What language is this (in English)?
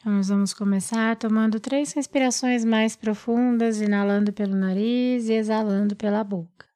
Portuguese